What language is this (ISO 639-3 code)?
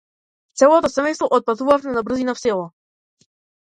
mkd